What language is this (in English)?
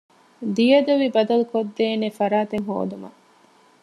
Divehi